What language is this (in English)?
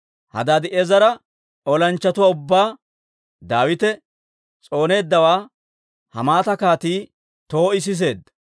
Dawro